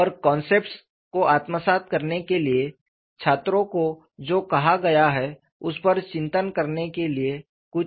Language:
Hindi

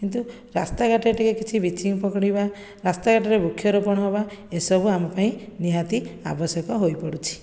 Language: Odia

